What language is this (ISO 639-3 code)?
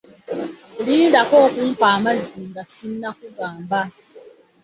lug